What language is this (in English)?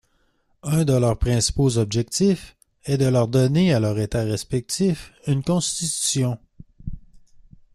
French